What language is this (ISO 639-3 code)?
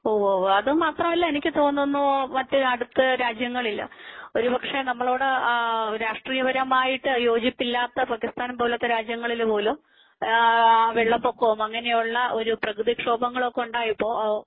mal